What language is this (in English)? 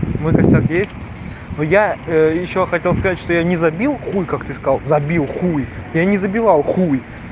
Russian